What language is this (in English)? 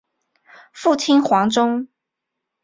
Chinese